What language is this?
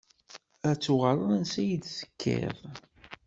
Kabyle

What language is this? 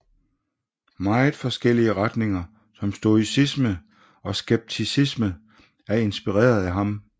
Danish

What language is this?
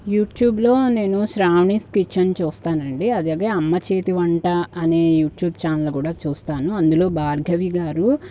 Telugu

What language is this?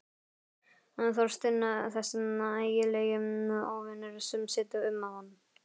Icelandic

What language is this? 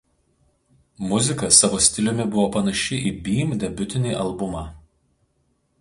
Lithuanian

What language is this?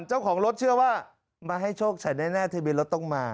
Thai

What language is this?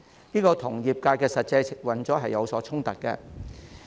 Cantonese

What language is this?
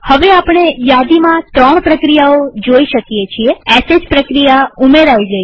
Gujarati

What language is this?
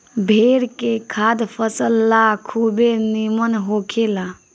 Bhojpuri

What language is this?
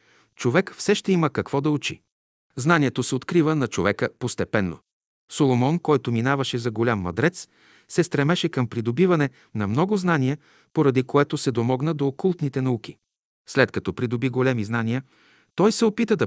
Bulgarian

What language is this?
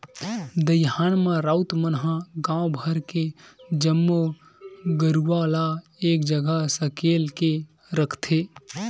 Chhattisgarhi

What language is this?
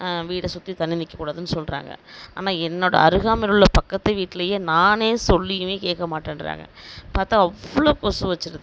Tamil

